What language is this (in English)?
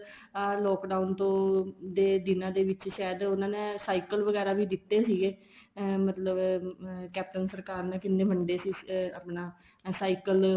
Punjabi